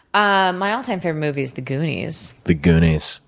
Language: English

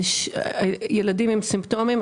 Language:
Hebrew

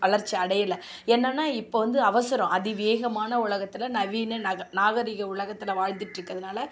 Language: Tamil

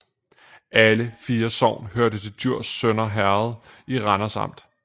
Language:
Danish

